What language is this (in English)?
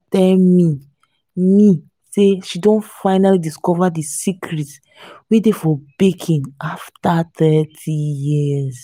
Nigerian Pidgin